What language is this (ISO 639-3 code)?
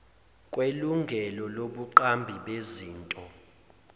zul